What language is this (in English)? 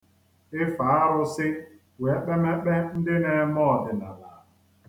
Igbo